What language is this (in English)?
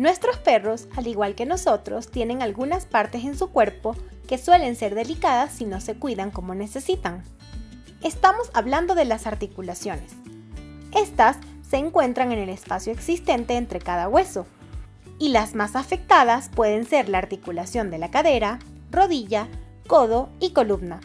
Spanish